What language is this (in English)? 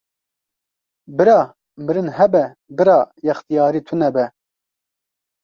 Kurdish